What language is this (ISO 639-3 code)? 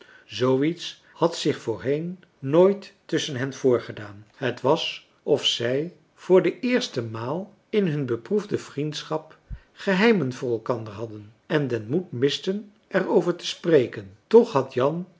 nld